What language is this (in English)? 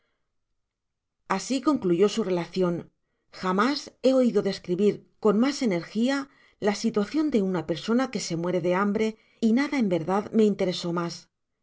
Spanish